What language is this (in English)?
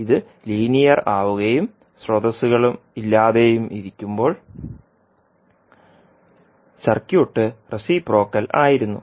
Malayalam